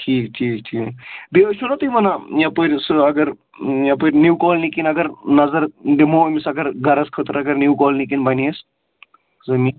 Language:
Kashmiri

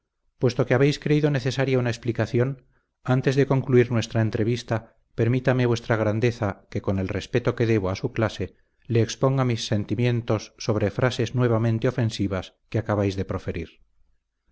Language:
Spanish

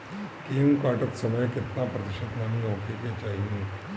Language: Bhojpuri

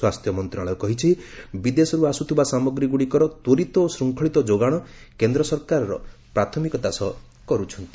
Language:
Odia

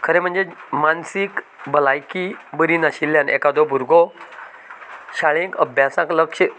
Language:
Konkani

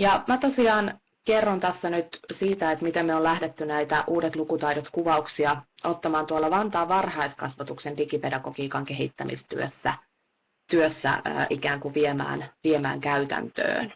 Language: Finnish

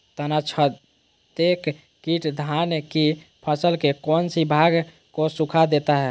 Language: Magahi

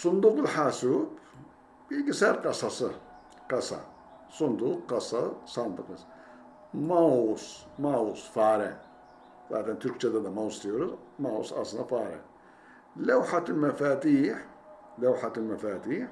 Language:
Turkish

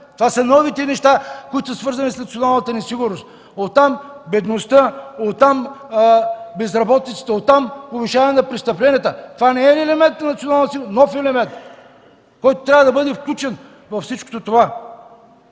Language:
Bulgarian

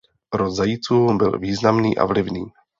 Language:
Czech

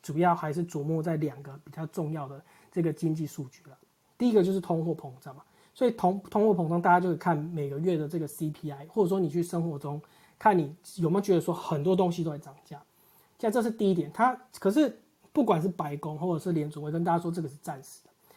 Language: Chinese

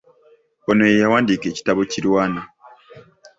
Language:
Ganda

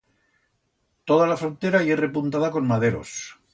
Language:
Aragonese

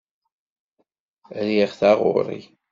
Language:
Kabyle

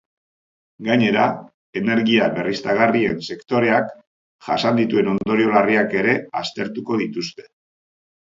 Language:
Basque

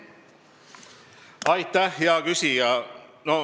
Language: Estonian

